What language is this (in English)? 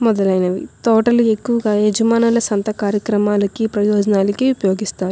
Telugu